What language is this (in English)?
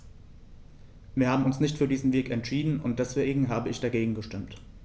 German